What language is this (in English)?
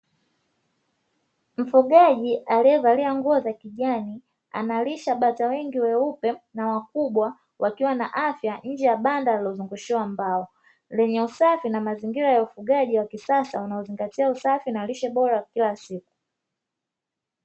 Swahili